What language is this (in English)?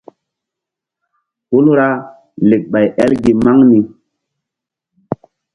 Mbum